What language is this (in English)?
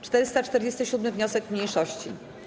Polish